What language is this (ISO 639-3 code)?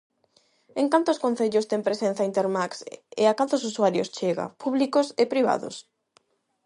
glg